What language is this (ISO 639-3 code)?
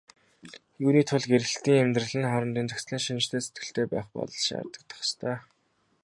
mon